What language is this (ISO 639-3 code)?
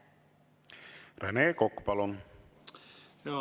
est